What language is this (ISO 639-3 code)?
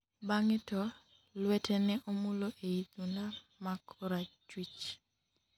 luo